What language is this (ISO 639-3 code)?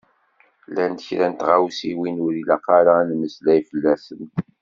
kab